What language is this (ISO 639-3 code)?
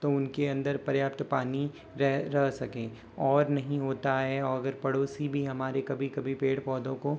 hin